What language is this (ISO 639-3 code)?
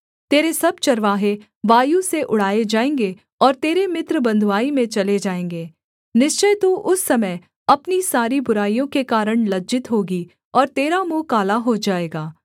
hin